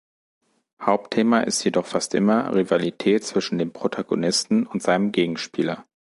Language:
German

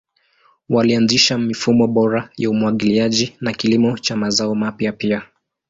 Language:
Swahili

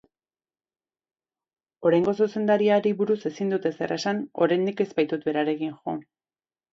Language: Basque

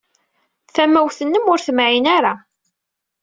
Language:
Kabyle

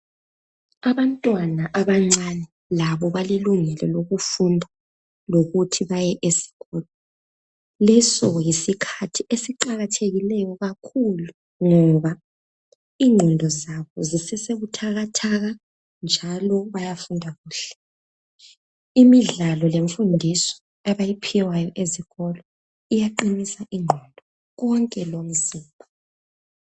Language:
North Ndebele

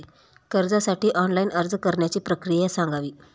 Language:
Marathi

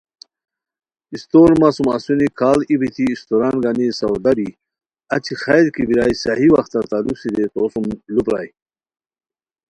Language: Khowar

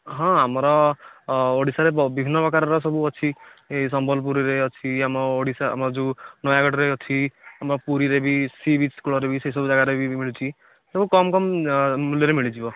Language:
Odia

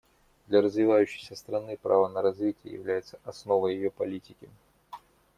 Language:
Russian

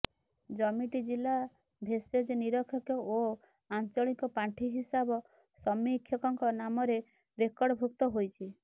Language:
Odia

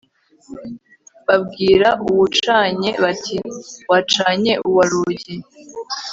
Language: Kinyarwanda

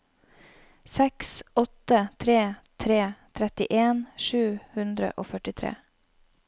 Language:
Norwegian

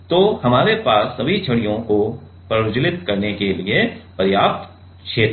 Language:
Hindi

